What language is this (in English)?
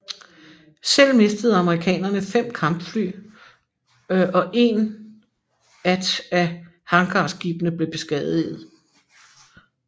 Danish